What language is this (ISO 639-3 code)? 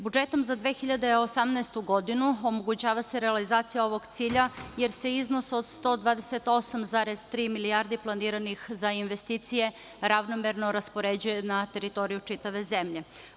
srp